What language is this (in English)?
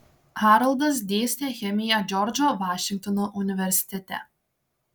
Lithuanian